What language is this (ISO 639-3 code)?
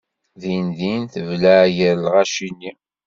kab